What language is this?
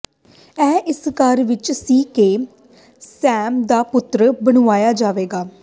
Punjabi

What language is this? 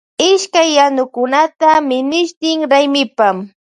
Loja Highland Quichua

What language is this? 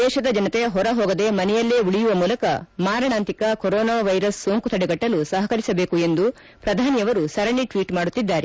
Kannada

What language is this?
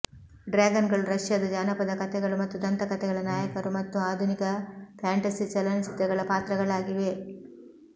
Kannada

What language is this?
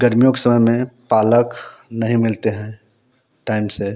Hindi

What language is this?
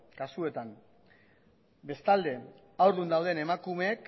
Basque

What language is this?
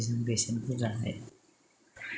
Bodo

